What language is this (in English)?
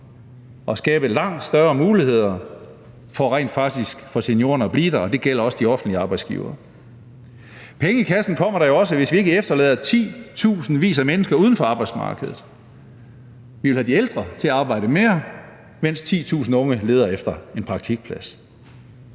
Danish